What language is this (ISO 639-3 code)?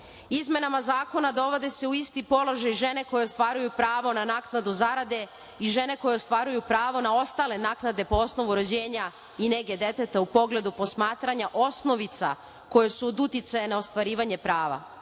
srp